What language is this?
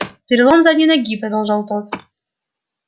Russian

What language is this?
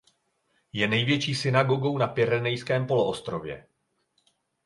Czech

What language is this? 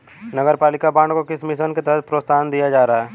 Hindi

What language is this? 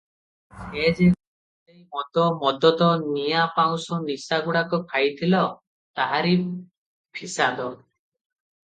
Odia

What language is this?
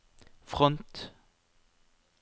Norwegian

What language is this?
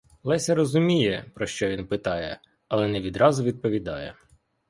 Ukrainian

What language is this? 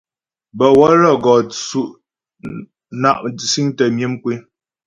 Ghomala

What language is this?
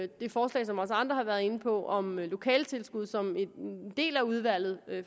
Danish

